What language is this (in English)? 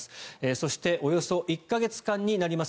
Japanese